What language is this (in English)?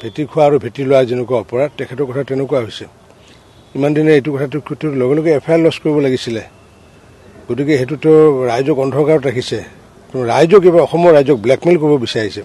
Korean